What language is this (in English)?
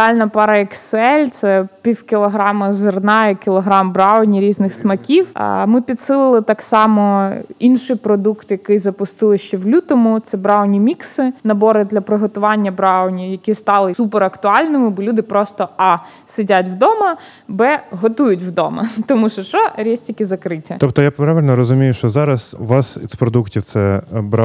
Ukrainian